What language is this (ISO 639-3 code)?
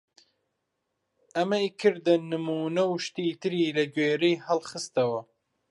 ckb